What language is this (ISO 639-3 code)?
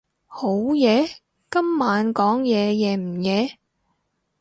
yue